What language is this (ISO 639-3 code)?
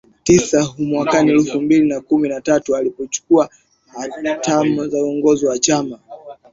swa